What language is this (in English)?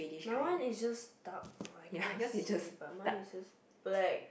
English